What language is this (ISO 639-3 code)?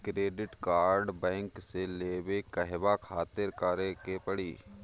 bho